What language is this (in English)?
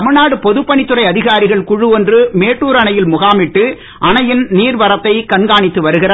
Tamil